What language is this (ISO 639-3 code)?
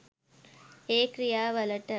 sin